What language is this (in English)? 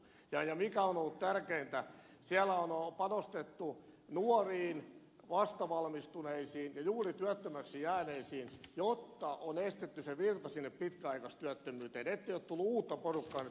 Finnish